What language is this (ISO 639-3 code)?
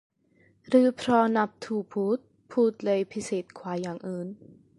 tha